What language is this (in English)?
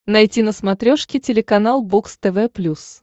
Russian